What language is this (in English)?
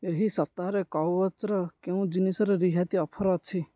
Odia